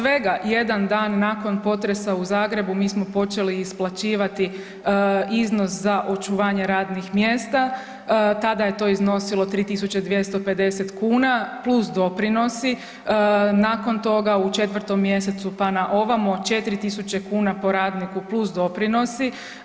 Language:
Croatian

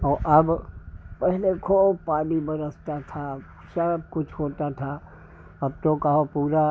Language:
Hindi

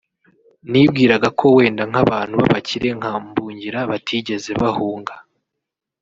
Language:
Kinyarwanda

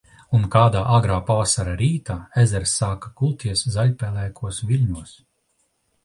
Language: Latvian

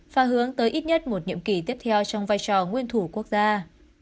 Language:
Vietnamese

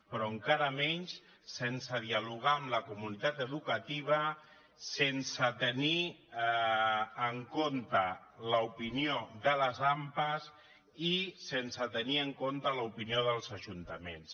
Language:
Catalan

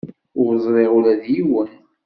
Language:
Kabyle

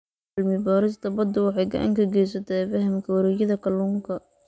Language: Somali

